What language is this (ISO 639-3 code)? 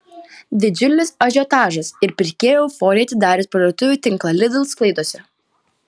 lit